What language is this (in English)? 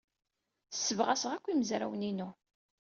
Kabyle